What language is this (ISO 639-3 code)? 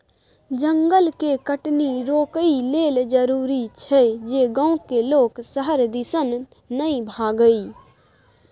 mai